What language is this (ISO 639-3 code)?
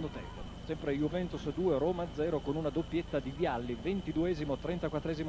ita